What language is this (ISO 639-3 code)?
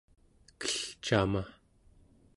esu